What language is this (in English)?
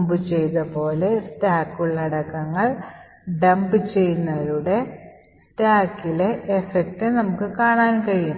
Malayalam